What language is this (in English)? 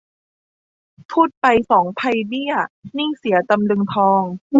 Thai